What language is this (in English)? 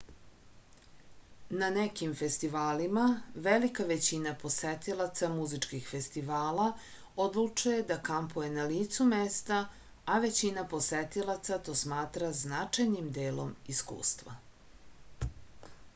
Serbian